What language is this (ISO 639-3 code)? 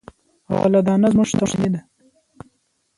pus